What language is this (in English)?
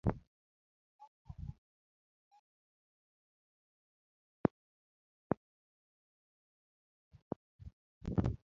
Luo (Kenya and Tanzania)